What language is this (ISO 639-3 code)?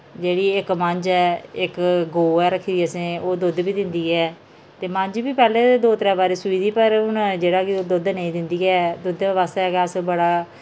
doi